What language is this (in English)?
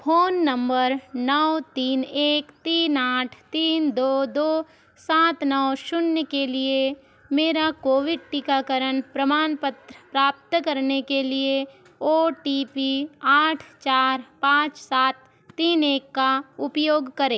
Hindi